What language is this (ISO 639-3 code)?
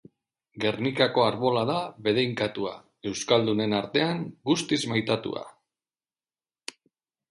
eus